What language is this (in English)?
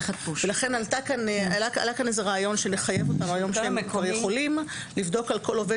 Hebrew